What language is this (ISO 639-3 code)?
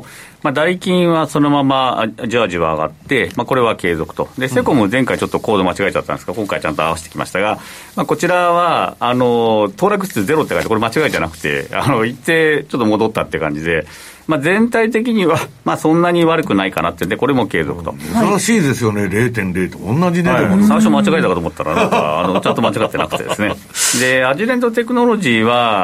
jpn